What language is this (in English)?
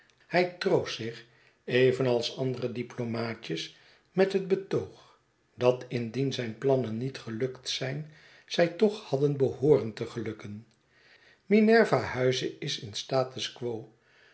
Dutch